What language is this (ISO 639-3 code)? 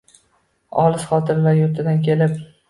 uzb